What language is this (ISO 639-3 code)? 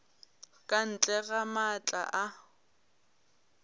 nso